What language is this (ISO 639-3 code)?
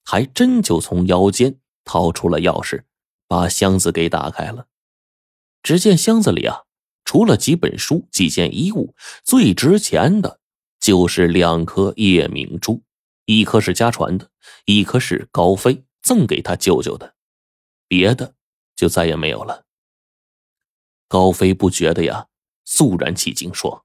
zho